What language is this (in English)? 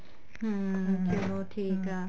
Punjabi